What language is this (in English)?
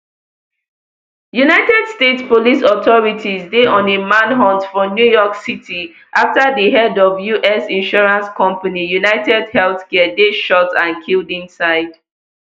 Nigerian Pidgin